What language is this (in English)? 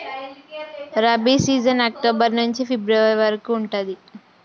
Telugu